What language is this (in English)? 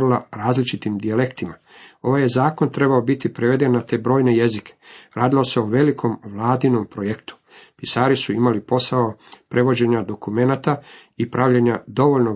Croatian